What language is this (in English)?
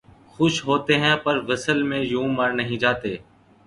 Urdu